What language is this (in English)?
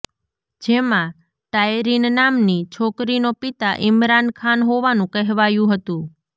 Gujarati